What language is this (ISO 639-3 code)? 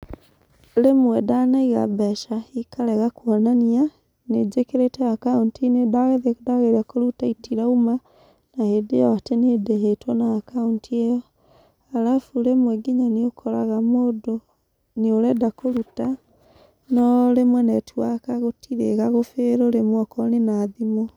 kik